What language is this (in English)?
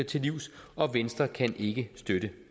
Danish